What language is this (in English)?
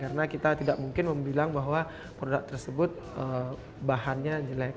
Indonesian